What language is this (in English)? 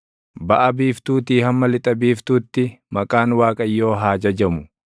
Oromo